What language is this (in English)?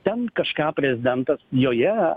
Lithuanian